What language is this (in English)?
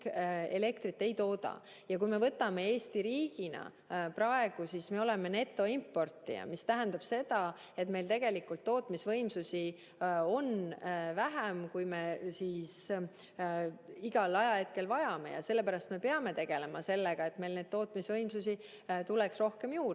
Estonian